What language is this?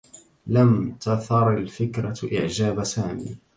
Arabic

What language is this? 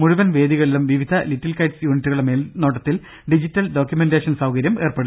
Malayalam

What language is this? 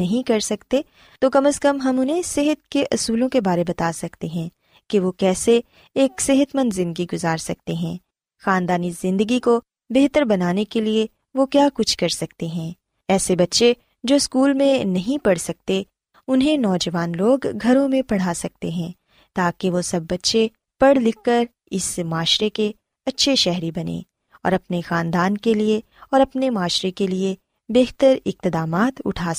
Urdu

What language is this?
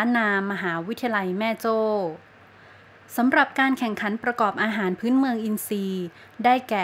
Thai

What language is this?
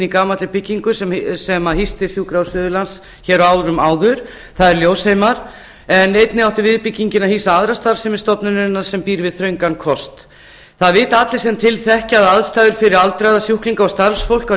Icelandic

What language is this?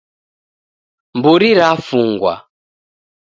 Taita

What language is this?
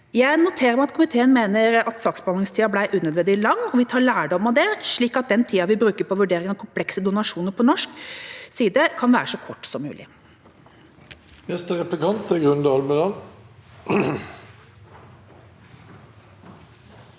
Norwegian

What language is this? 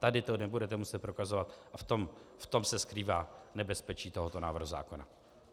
Czech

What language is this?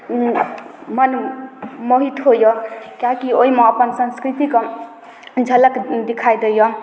Maithili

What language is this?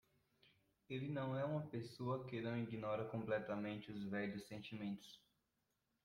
Portuguese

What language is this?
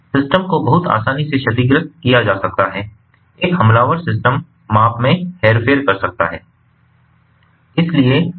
Hindi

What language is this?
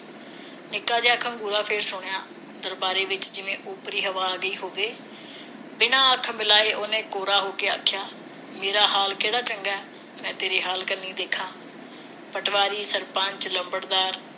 Punjabi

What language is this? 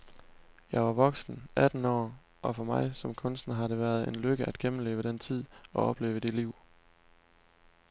Danish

